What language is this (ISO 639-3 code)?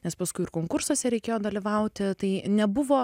lit